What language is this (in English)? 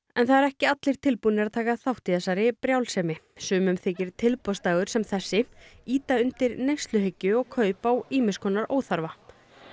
Icelandic